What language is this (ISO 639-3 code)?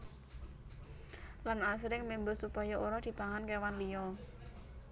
jav